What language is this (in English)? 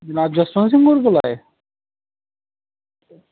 Dogri